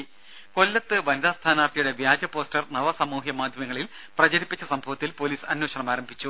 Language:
Malayalam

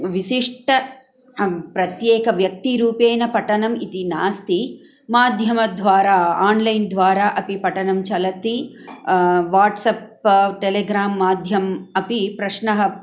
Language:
Sanskrit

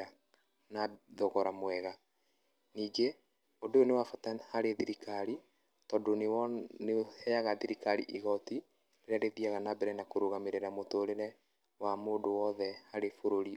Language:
Kikuyu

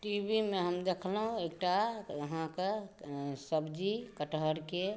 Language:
Maithili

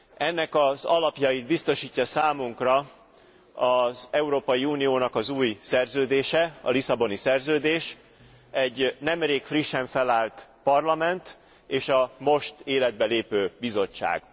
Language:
Hungarian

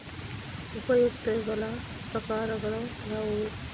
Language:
Kannada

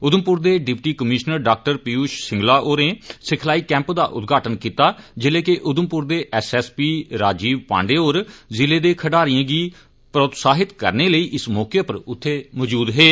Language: Dogri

